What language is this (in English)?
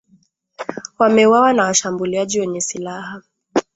Swahili